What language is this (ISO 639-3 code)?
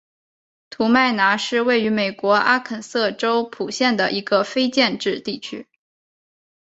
zho